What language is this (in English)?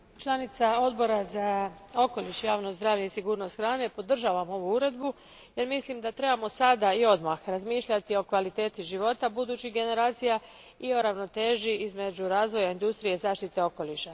Croatian